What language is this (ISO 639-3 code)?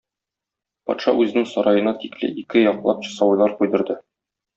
tat